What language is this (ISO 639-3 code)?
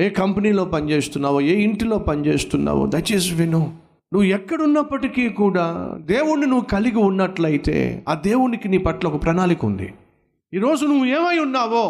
tel